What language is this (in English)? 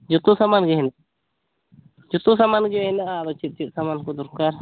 Santali